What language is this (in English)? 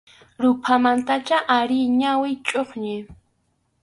Arequipa-La Unión Quechua